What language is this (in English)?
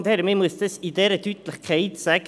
Swiss German